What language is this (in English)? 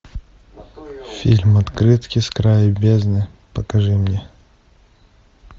Russian